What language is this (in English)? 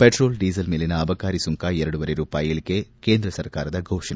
Kannada